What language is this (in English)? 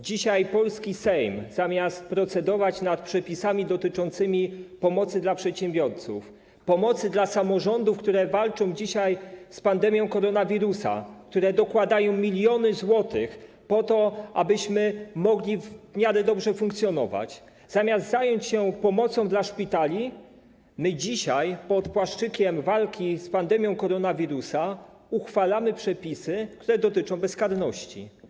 Polish